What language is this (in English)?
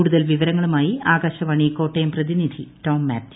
Malayalam